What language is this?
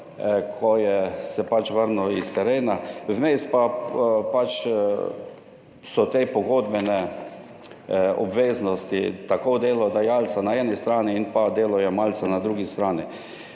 Slovenian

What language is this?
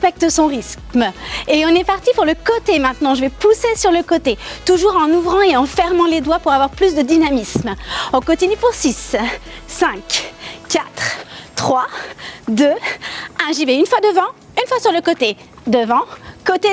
French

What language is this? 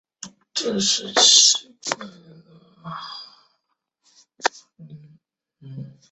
Chinese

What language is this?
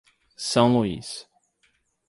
Portuguese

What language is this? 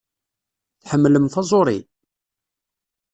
Kabyle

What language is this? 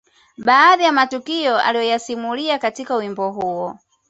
Swahili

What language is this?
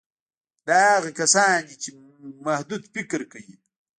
Pashto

